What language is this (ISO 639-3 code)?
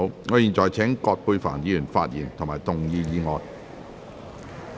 yue